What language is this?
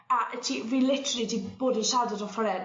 Welsh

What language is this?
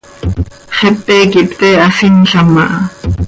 Seri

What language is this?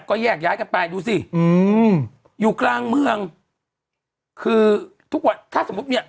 Thai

